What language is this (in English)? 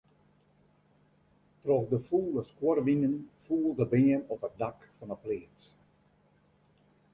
Western Frisian